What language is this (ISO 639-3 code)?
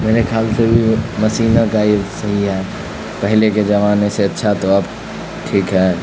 urd